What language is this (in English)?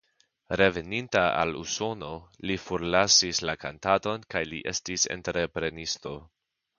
Esperanto